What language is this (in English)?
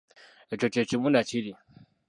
Ganda